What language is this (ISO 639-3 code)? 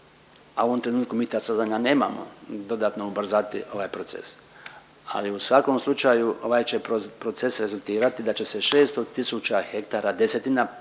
hrv